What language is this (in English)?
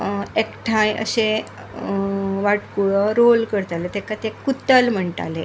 Konkani